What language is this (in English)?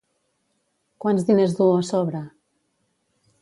Catalan